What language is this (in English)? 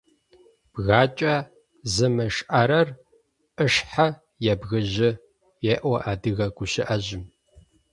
Adyghe